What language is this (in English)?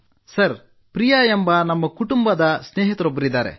Kannada